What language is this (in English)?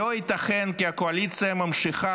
Hebrew